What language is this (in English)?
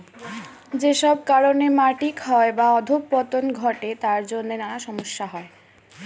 Bangla